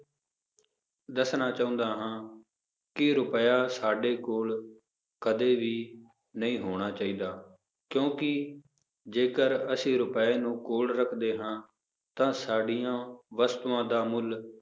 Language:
Punjabi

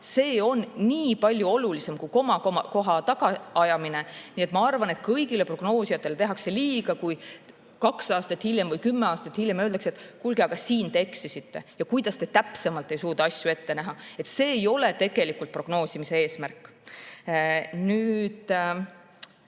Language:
Estonian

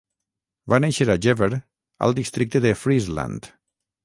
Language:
Catalan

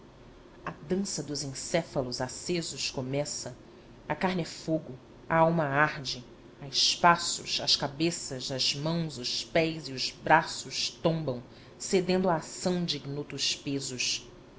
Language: Portuguese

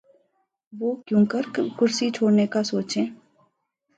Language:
Urdu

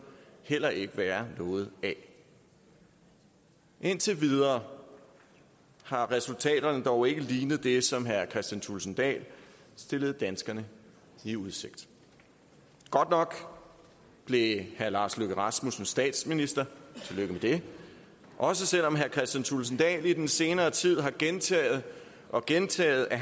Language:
Danish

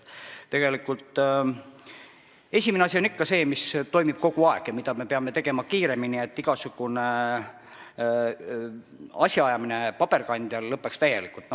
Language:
Estonian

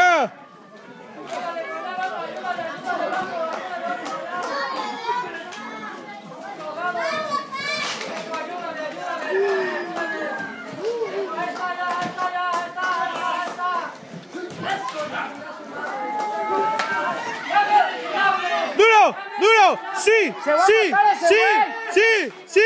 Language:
Spanish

